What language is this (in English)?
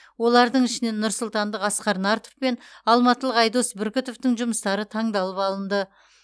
Kazakh